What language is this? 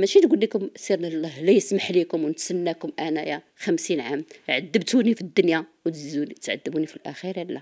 Arabic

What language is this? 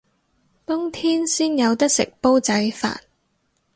Cantonese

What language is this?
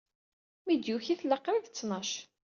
Kabyle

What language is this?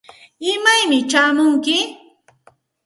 Santa Ana de Tusi Pasco Quechua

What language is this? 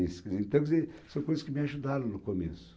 Portuguese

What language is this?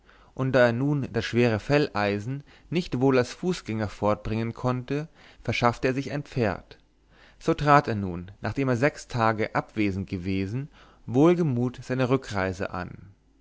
German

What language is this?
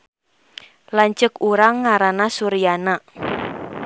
Sundanese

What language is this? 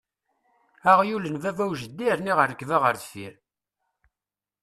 Kabyle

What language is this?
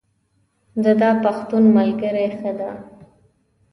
Pashto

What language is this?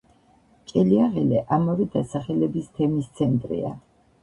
Georgian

